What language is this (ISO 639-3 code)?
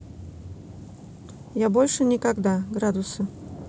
rus